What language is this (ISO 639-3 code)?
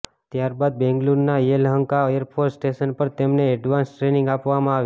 guj